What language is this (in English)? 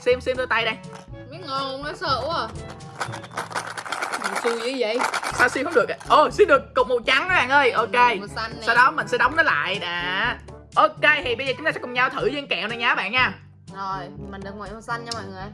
Vietnamese